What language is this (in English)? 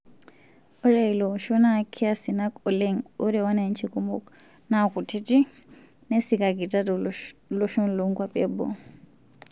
Masai